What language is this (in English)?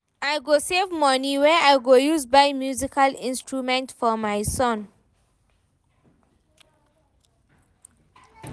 Nigerian Pidgin